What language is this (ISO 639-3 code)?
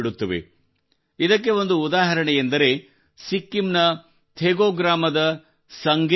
kan